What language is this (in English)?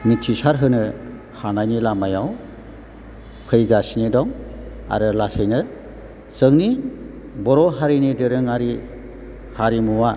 Bodo